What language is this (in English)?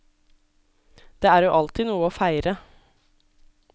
Norwegian